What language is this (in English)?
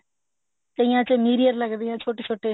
Punjabi